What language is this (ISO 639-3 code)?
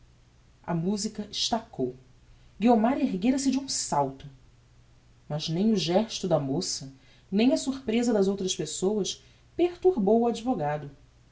por